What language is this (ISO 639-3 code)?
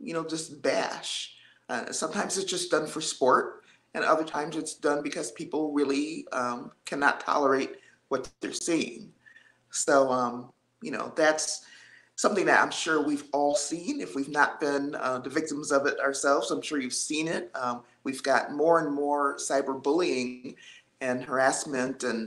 eng